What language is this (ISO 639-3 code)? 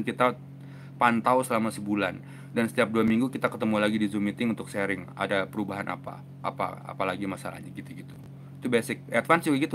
ind